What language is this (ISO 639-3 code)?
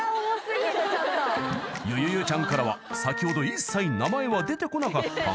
jpn